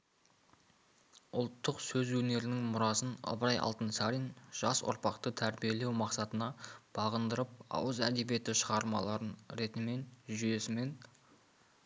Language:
Kazakh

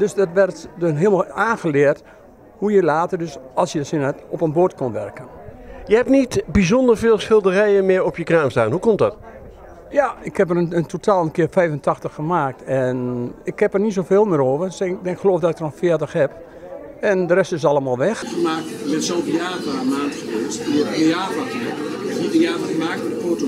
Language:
Dutch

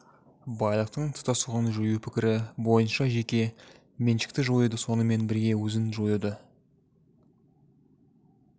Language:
Kazakh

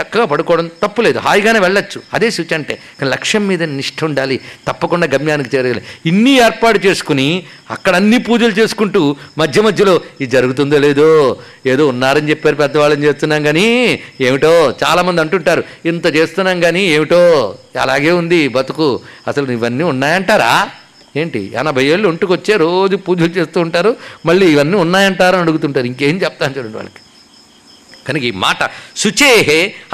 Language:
Telugu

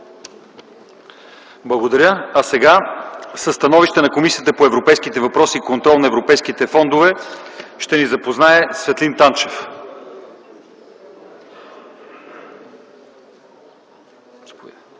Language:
Bulgarian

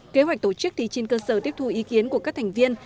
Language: Vietnamese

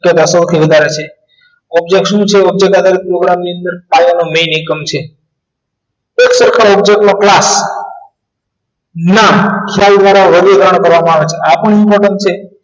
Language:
Gujarati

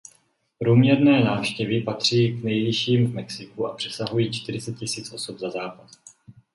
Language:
Czech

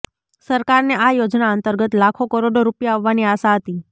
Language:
Gujarati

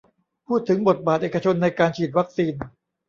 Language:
Thai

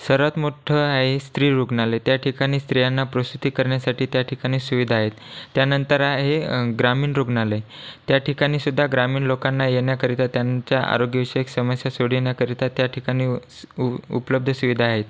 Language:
Marathi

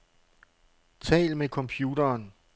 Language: Danish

